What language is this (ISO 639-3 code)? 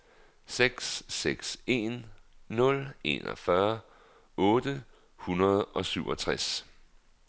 dan